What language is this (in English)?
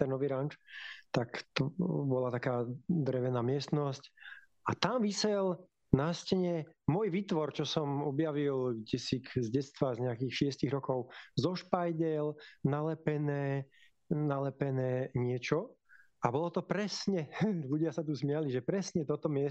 Slovak